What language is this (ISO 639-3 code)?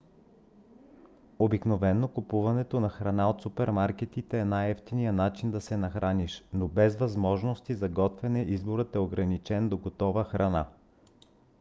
bul